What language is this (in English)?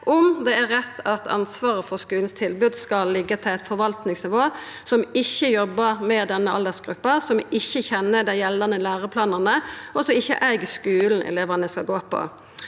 Norwegian